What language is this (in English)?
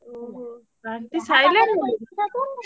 Odia